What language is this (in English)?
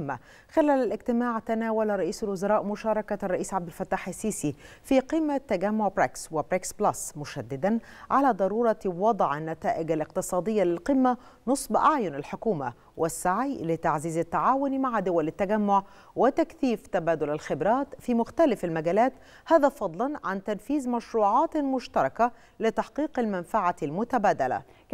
Arabic